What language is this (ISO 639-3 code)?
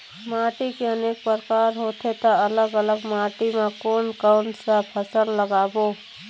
hne